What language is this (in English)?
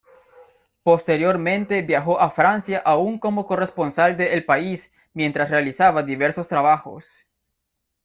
Spanish